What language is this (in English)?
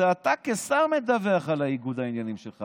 Hebrew